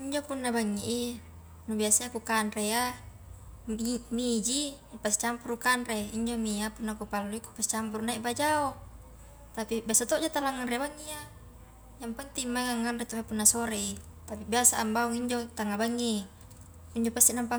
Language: Highland Konjo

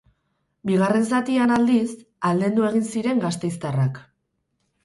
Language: Basque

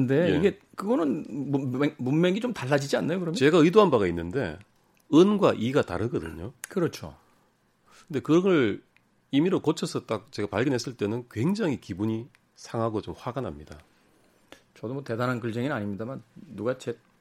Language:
Korean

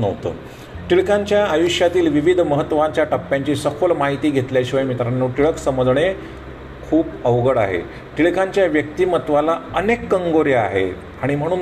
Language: Marathi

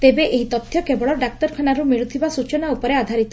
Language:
Odia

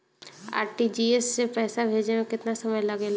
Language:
Bhojpuri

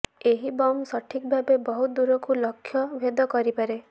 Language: Odia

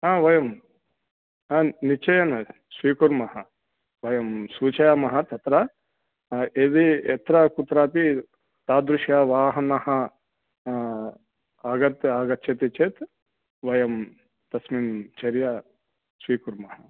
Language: Sanskrit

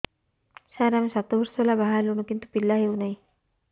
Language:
Odia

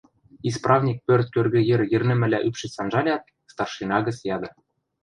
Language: Western Mari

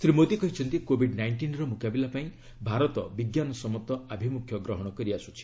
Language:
Odia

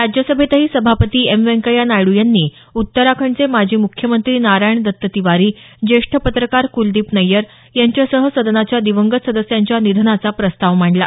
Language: Marathi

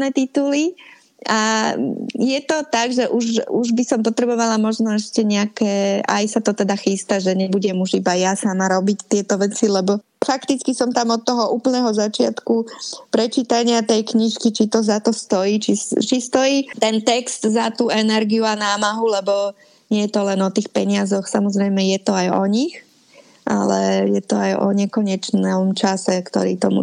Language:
Slovak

